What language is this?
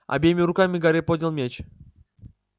Russian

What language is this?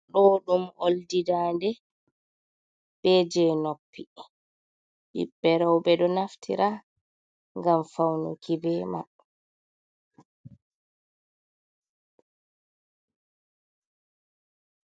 Fula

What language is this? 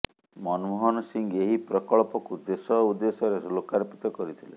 Odia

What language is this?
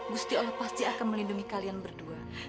Indonesian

